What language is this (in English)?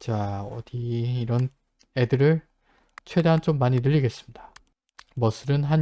Korean